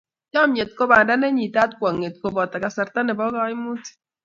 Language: Kalenjin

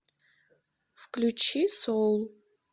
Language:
Russian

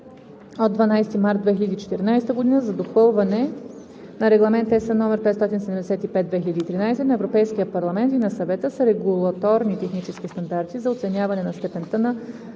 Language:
Bulgarian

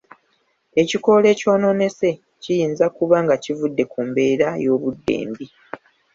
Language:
Ganda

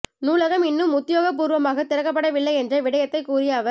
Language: Tamil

